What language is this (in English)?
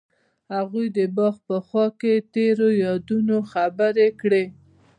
Pashto